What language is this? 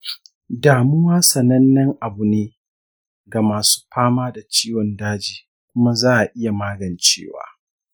Hausa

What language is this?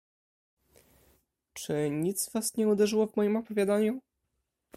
Polish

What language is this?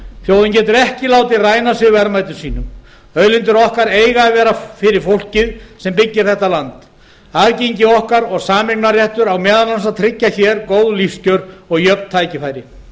Icelandic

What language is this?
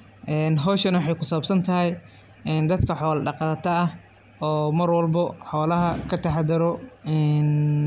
Somali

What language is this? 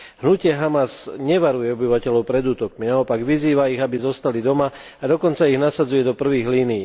Slovak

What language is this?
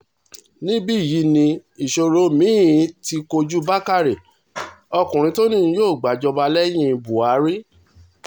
Yoruba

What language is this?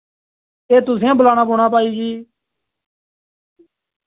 Dogri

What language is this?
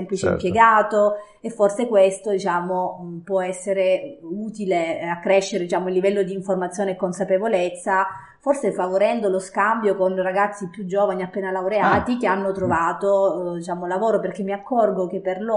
Italian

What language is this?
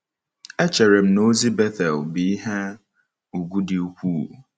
Igbo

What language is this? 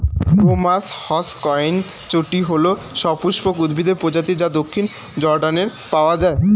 Bangla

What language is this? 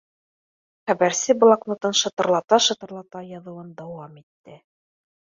Bashkir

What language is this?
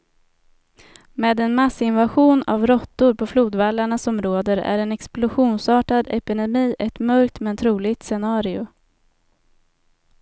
Swedish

